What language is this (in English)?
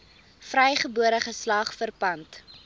Afrikaans